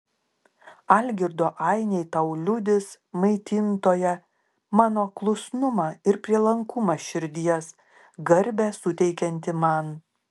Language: Lithuanian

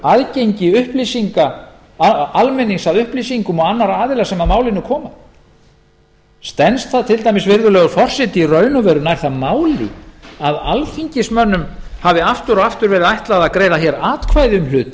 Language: Icelandic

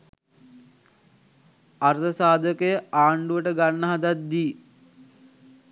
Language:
Sinhala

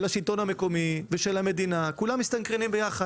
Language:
Hebrew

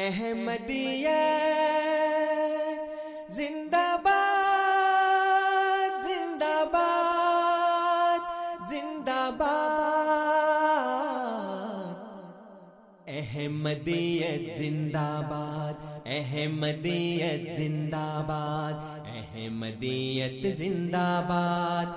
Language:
Urdu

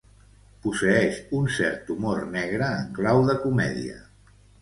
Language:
Catalan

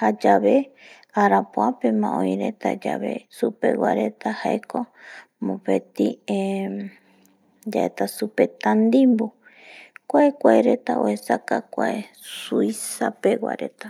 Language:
Eastern Bolivian Guaraní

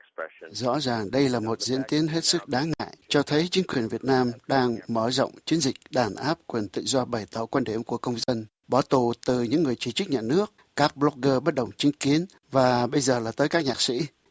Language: Vietnamese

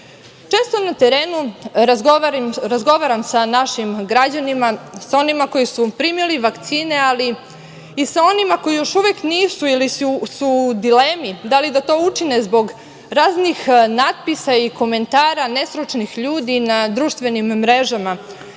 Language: Serbian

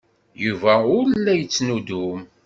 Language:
Kabyle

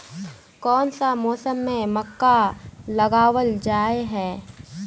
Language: Magahi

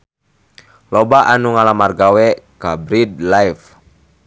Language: Sundanese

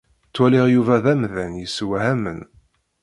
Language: Kabyle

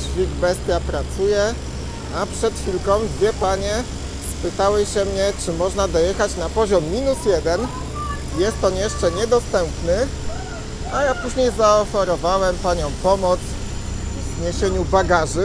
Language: Polish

